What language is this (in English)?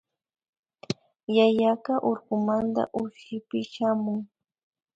Imbabura Highland Quichua